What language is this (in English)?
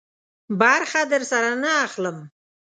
Pashto